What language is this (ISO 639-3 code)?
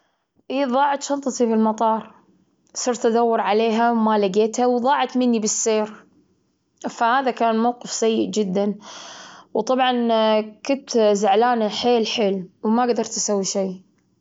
afb